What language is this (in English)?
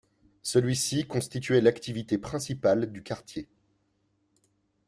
French